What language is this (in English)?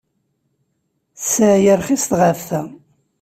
Kabyle